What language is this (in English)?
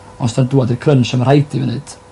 Welsh